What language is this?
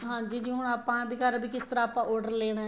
Punjabi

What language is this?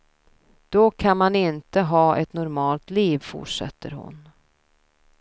Swedish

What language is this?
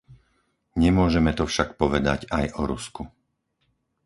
Slovak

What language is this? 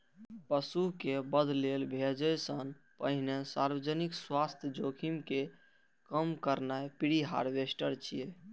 Maithili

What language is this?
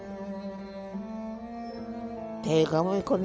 Thai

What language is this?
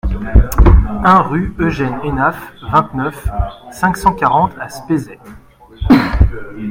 French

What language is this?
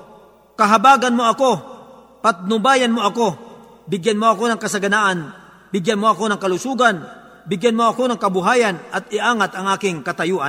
Filipino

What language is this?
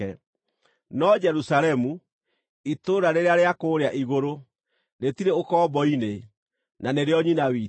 Kikuyu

